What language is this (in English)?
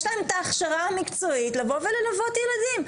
Hebrew